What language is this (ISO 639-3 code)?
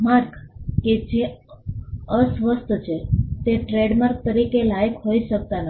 guj